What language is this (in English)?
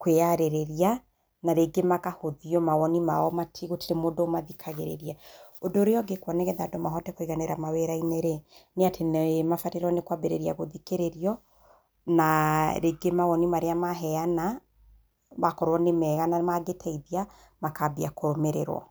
Kikuyu